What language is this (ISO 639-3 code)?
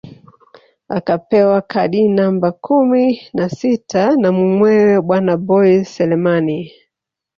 swa